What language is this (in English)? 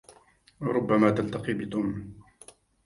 Arabic